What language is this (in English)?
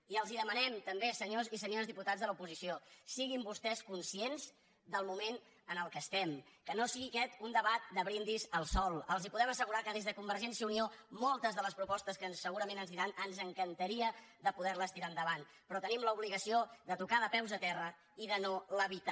Catalan